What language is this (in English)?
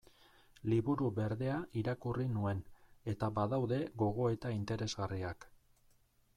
Basque